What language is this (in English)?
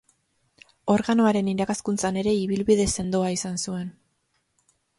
Basque